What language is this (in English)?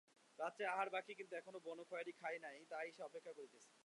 Bangla